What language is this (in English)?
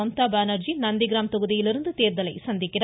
Tamil